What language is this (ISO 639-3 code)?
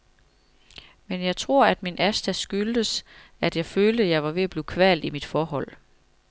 dan